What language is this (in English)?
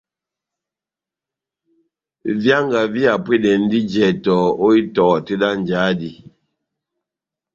Batanga